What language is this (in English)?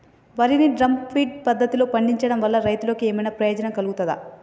Telugu